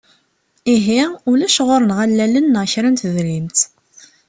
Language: Kabyle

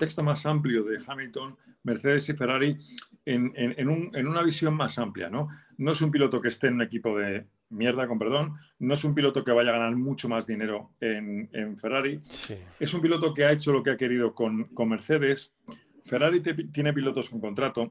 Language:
Spanish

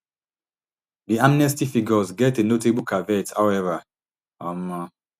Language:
Nigerian Pidgin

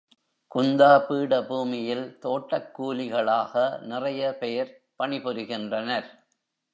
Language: Tamil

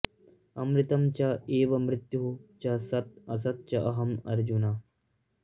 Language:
Sanskrit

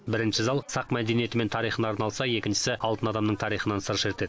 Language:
Kazakh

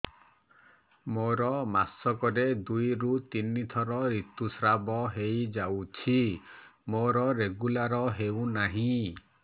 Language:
Odia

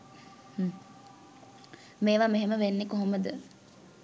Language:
Sinhala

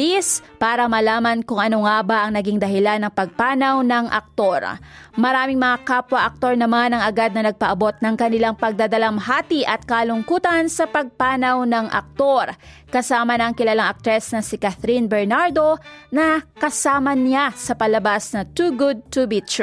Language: Filipino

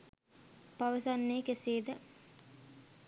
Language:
Sinhala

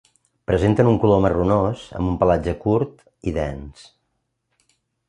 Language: Catalan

